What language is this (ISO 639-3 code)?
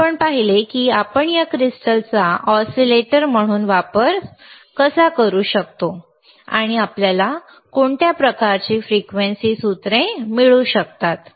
mar